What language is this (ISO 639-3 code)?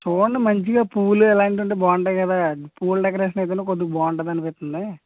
tel